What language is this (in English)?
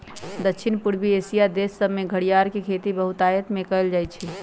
Magahi